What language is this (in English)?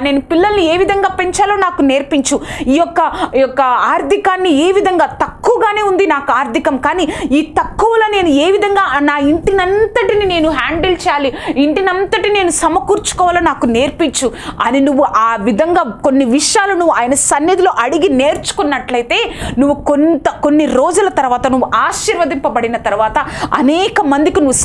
Telugu